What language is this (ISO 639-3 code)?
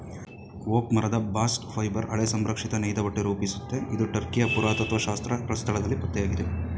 kan